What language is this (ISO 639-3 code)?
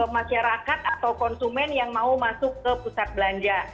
ind